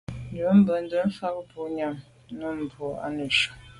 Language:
Medumba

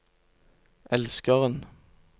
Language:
Norwegian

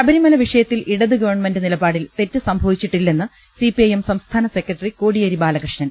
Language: Malayalam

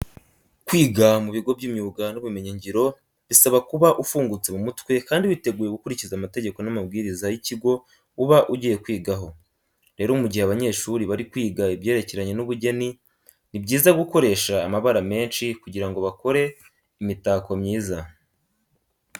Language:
Kinyarwanda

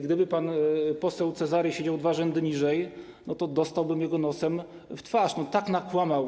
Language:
Polish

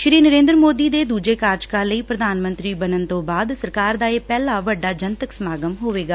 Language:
Punjabi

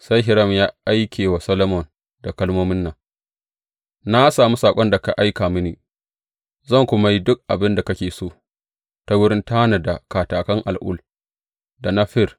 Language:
Hausa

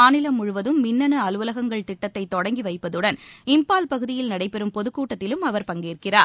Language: Tamil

